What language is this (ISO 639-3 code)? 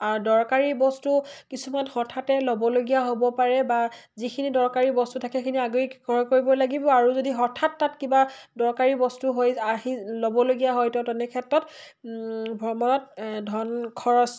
asm